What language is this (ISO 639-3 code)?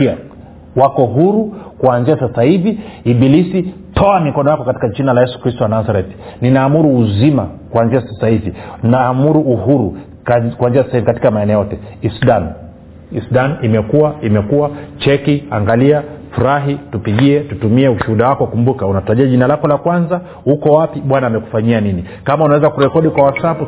swa